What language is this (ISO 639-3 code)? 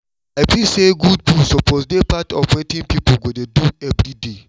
pcm